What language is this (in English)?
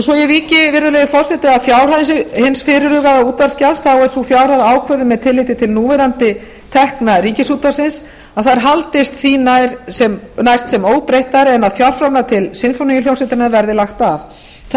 Icelandic